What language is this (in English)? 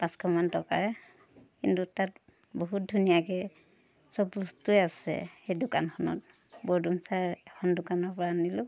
Assamese